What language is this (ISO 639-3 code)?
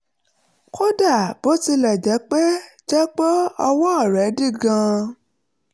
yor